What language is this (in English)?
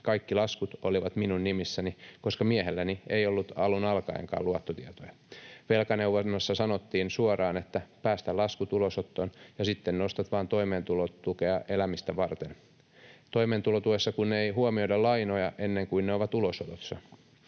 Finnish